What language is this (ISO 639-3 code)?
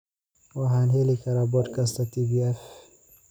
som